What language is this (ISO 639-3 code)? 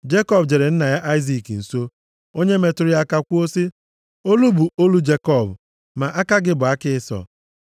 ibo